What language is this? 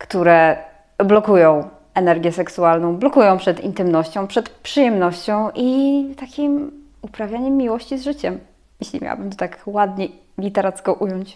Polish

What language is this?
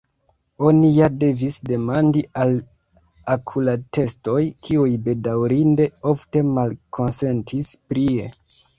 Esperanto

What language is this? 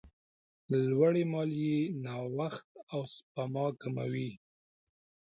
Pashto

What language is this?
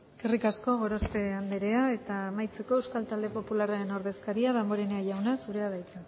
Basque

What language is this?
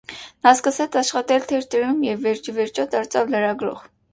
Armenian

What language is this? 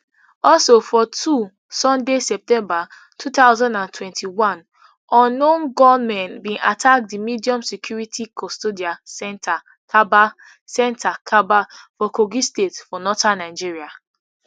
Nigerian Pidgin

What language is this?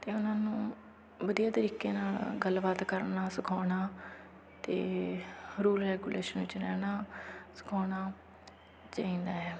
Punjabi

